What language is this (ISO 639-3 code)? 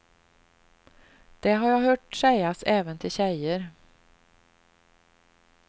swe